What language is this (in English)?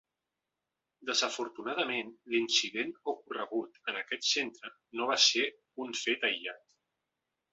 Catalan